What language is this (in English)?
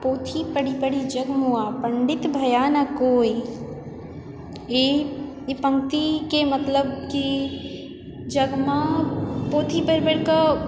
Maithili